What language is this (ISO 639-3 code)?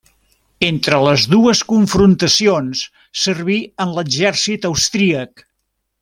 cat